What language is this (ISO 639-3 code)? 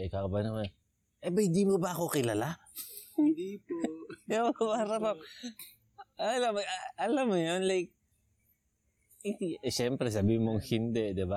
fil